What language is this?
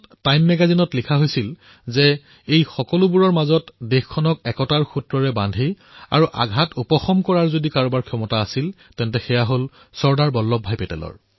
Assamese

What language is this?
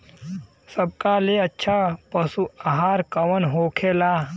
Bhojpuri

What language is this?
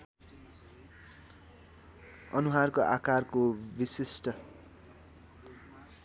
Nepali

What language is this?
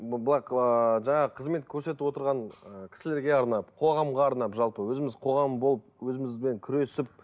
Kazakh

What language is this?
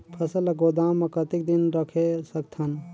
Chhattisgarhi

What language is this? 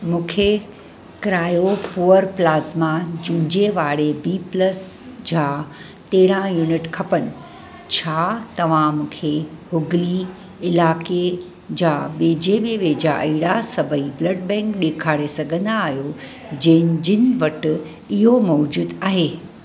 Sindhi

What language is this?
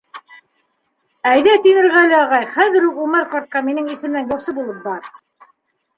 Bashkir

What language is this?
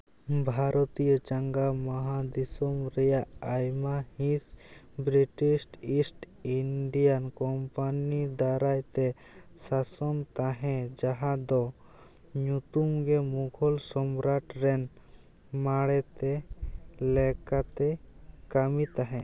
Santali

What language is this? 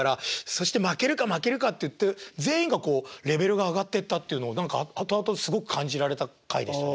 Japanese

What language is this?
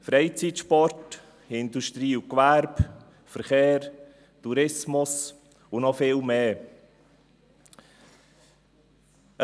Swiss German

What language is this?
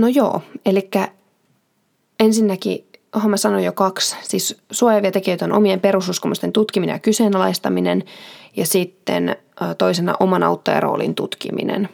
Finnish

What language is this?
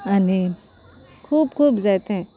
Konkani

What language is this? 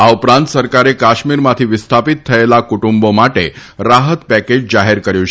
Gujarati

